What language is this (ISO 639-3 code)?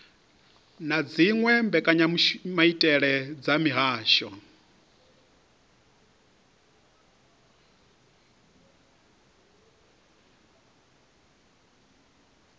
ven